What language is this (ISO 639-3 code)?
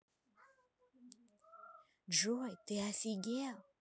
rus